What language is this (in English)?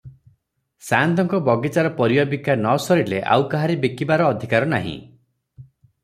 Odia